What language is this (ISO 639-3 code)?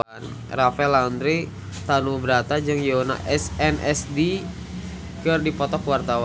sun